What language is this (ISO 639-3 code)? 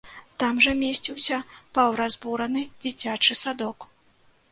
bel